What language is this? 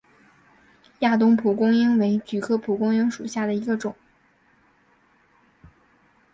Chinese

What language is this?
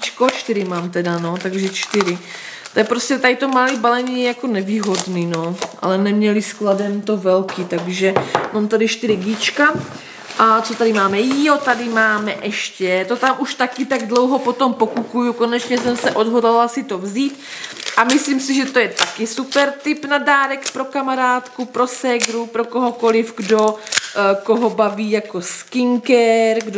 Czech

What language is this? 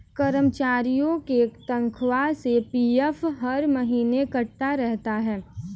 Hindi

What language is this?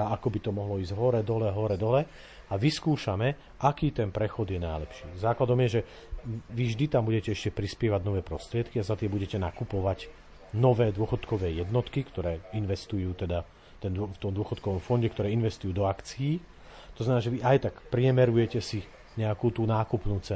Slovak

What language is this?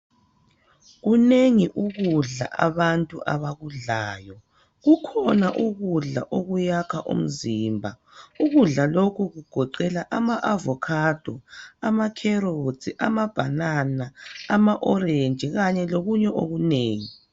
North Ndebele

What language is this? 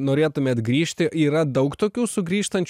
Lithuanian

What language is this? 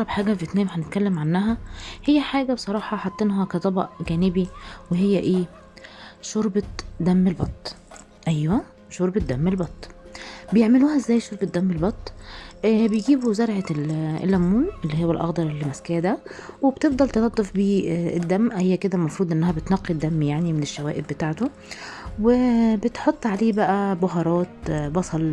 Arabic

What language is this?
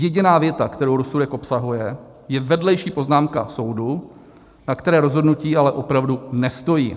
Czech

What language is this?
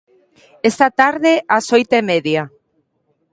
Galician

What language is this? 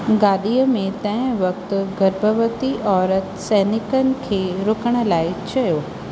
Sindhi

